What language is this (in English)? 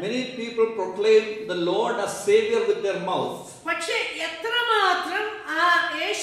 English